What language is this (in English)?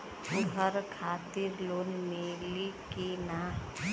Bhojpuri